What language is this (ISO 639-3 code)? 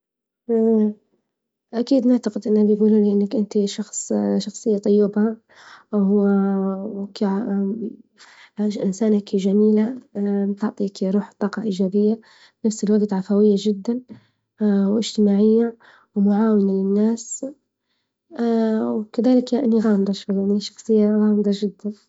ayl